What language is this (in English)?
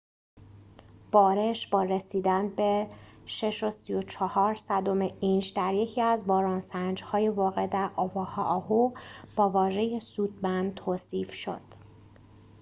Persian